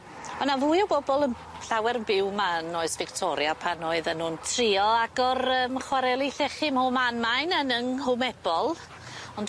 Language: Welsh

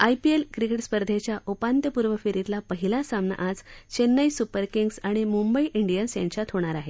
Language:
Marathi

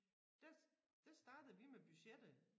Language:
Danish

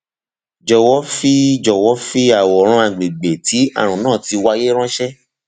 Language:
Yoruba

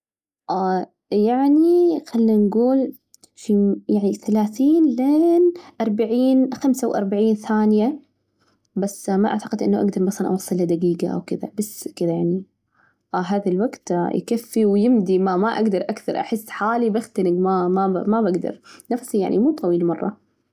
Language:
Najdi Arabic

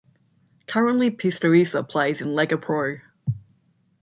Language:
English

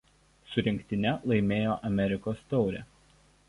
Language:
Lithuanian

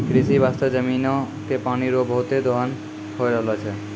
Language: Maithili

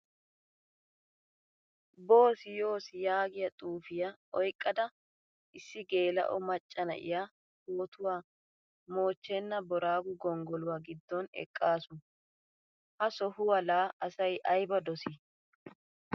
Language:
Wolaytta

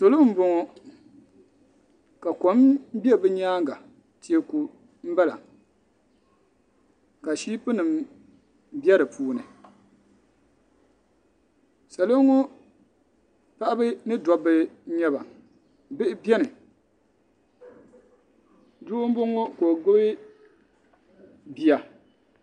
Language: Dagbani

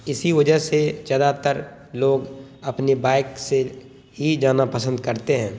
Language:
Urdu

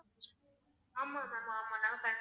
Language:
Tamil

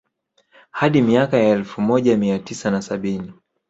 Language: Swahili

